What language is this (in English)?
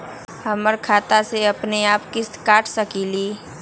Magahi